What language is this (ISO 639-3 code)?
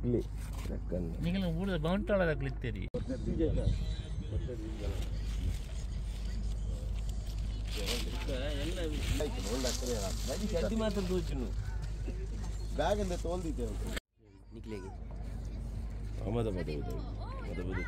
ara